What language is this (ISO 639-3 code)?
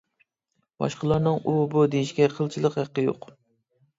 uig